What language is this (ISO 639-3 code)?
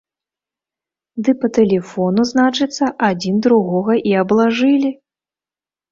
bel